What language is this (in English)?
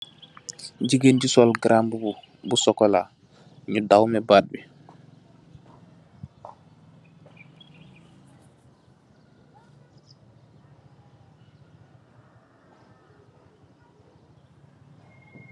Wolof